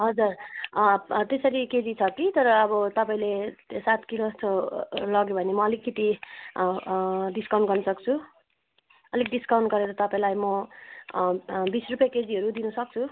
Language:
Nepali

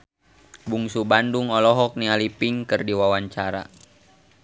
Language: Sundanese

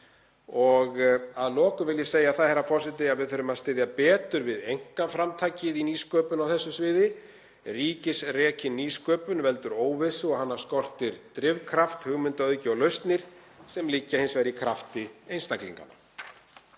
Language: Icelandic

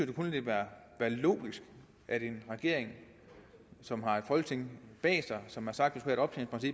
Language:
Danish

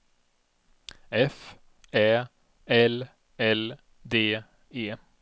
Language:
Swedish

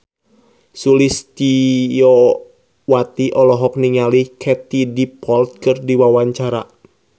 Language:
Sundanese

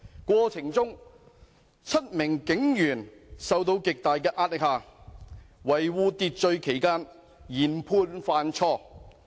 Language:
Cantonese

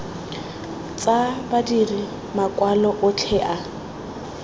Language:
Tswana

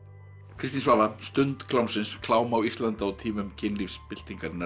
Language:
Icelandic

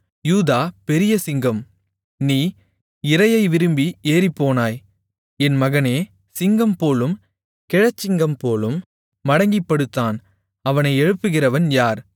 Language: Tamil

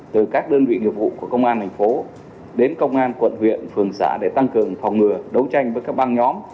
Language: Vietnamese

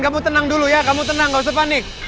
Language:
Indonesian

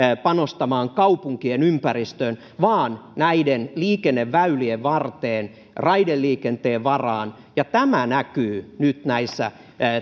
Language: Finnish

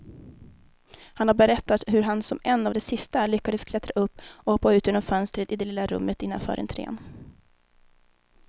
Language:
Swedish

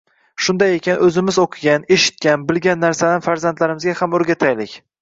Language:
Uzbek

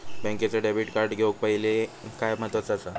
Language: Marathi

